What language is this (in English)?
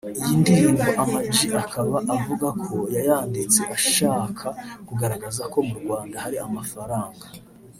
Kinyarwanda